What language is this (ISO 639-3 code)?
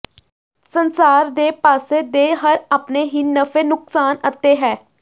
pan